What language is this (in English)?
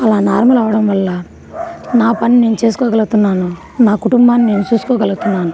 Telugu